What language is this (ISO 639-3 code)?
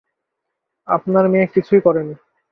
ben